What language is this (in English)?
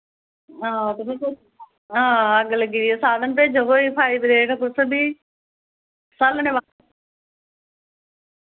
Dogri